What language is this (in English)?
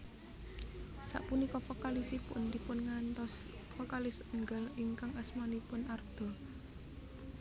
Javanese